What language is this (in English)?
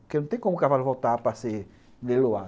Portuguese